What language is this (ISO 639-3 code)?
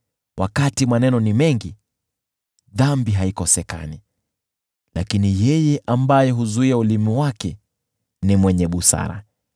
swa